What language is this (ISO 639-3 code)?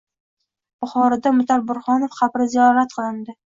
uzb